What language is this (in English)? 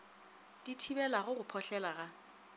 Northern Sotho